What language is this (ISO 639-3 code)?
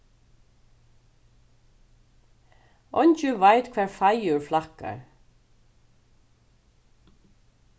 fao